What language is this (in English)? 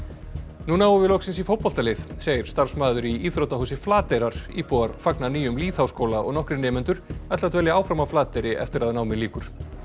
Icelandic